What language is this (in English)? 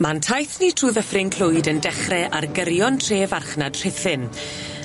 Welsh